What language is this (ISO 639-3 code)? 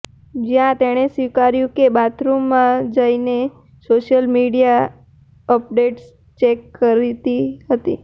guj